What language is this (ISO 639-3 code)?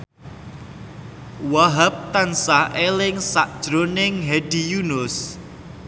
jav